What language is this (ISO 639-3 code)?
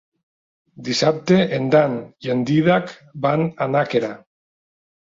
cat